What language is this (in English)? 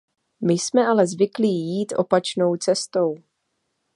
Czech